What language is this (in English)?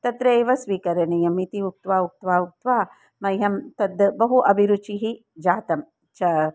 Sanskrit